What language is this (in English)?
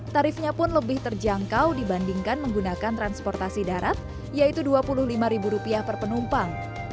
Indonesian